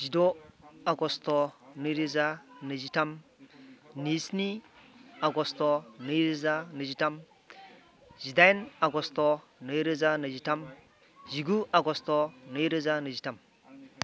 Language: Bodo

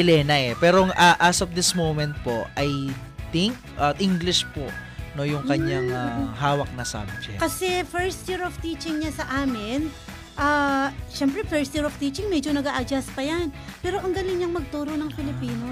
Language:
Filipino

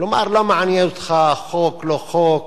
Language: Hebrew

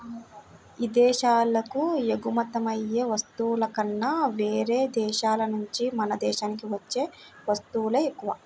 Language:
Telugu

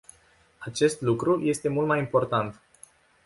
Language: Romanian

